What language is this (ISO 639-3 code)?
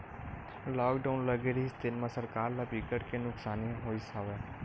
hne